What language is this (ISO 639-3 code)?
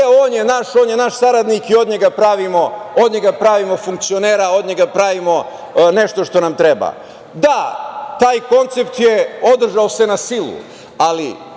srp